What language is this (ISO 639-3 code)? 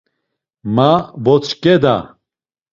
lzz